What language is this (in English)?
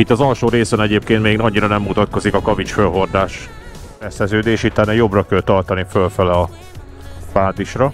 Hungarian